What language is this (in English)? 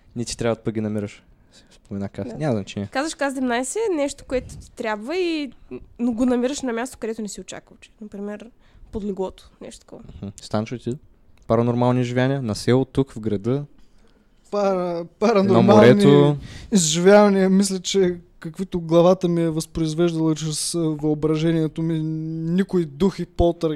Bulgarian